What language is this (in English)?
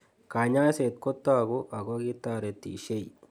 Kalenjin